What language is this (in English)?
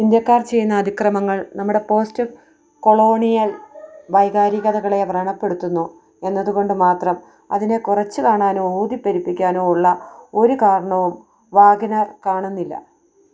Malayalam